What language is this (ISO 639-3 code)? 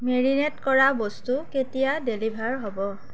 asm